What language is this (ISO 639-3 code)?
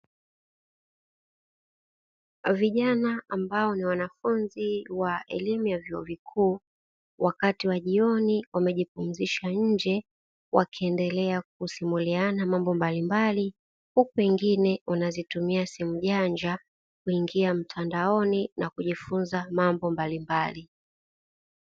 swa